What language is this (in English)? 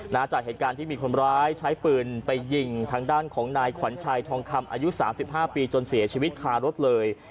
Thai